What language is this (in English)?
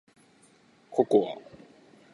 Japanese